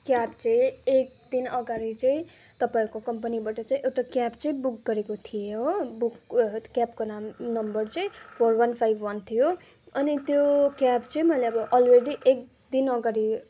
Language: Nepali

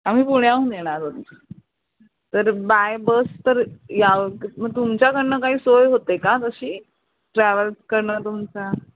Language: Marathi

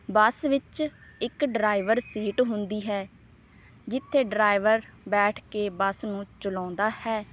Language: Punjabi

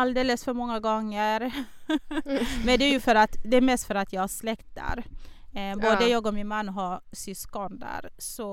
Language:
Swedish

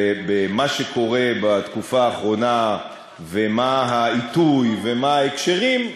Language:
Hebrew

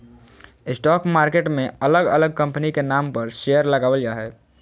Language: Magahi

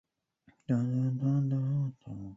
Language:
Chinese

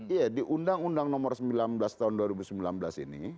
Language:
Indonesian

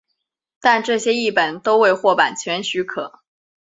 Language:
Chinese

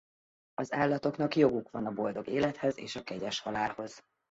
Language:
Hungarian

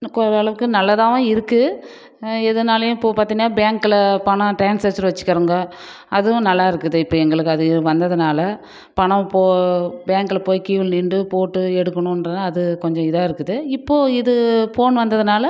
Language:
Tamil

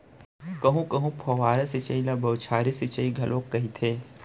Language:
Chhattisgarhi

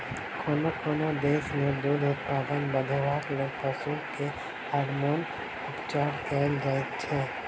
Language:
Maithili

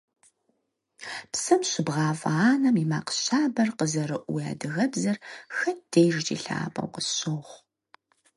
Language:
Kabardian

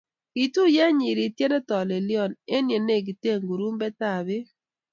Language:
Kalenjin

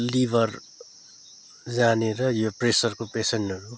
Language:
Nepali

